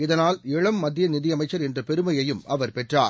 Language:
Tamil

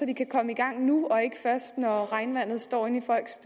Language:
Danish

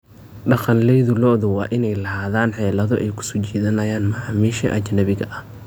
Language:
Somali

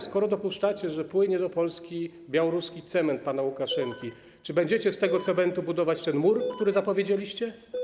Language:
Polish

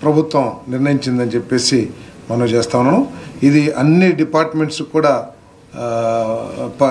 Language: Telugu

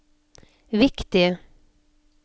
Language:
Norwegian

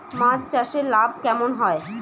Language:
Bangla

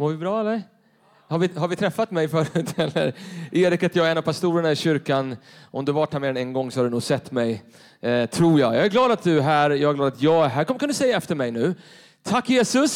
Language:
Swedish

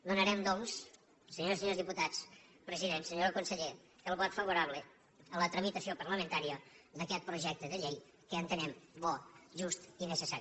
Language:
Catalan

